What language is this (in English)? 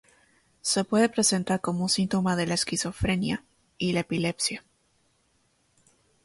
Spanish